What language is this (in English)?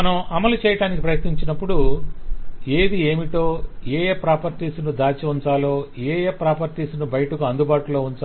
Telugu